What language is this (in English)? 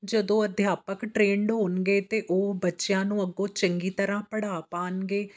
Punjabi